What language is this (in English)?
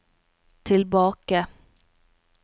Norwegian